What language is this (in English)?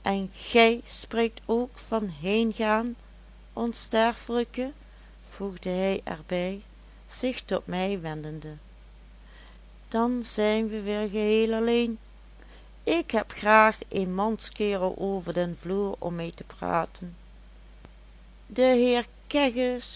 Dutch